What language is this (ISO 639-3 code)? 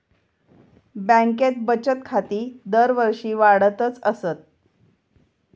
mar